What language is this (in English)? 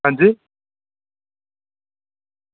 Dogri